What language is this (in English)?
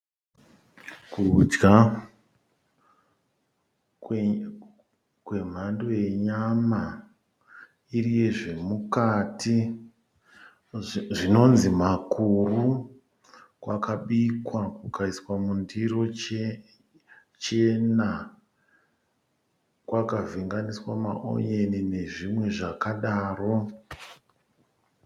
Shona